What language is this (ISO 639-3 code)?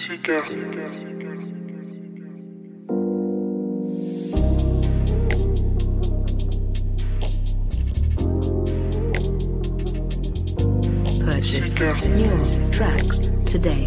eng